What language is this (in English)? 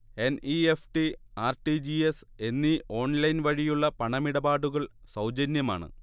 Malayalam